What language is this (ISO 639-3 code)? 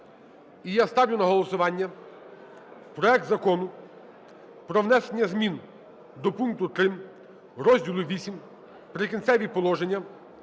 ukr